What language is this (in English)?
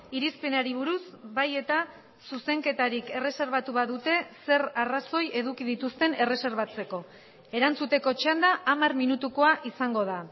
Basque